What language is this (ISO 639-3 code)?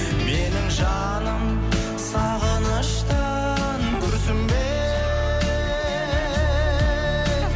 kaz